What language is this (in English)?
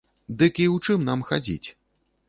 Belarusian